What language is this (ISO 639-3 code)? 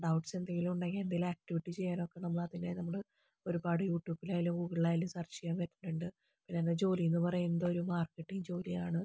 mal